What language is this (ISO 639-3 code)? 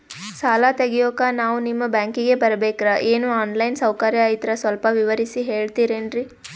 kan